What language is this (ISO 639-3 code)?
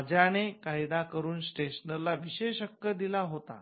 mar